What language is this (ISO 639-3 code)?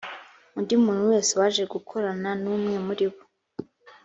kin